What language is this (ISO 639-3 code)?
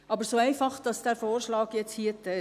gsw